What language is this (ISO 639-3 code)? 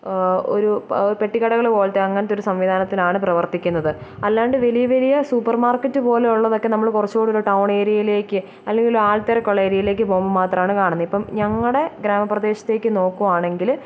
mal